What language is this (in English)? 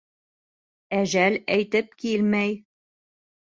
Bashkir